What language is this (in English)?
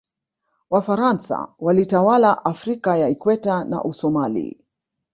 Swahili